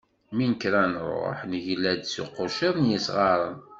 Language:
Kabyle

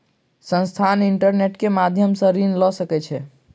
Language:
Maithili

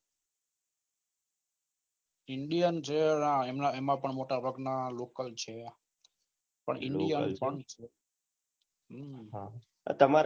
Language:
Gujarati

